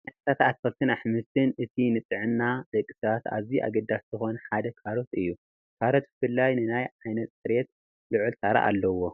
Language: Tigrinya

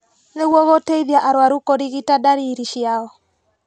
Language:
Kikuyu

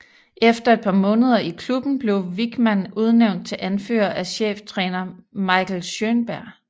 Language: Danish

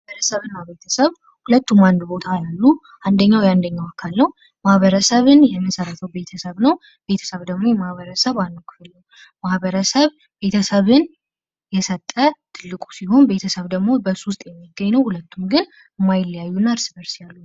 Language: Amharic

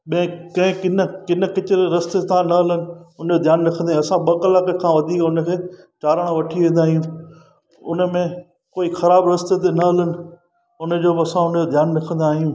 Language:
Sindhi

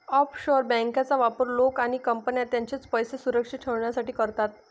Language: Marathi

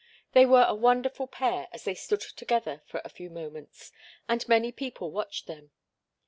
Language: English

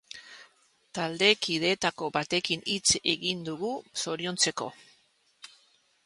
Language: Basque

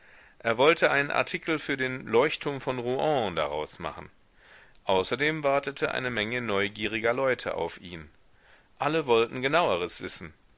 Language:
German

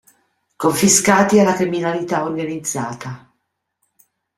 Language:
Italian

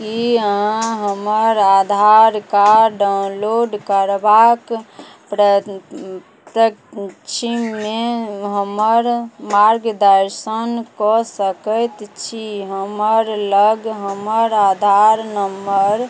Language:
Maithili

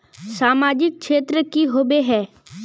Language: Magahi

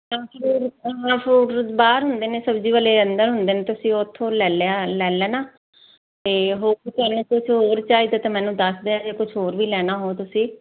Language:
Punjabi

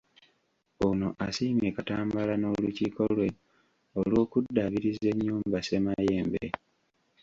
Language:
Ganda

